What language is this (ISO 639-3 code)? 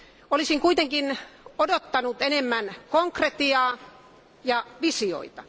fin